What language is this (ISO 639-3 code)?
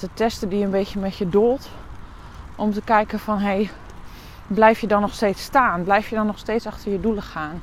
nld